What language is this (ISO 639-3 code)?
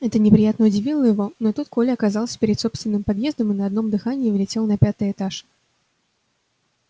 rus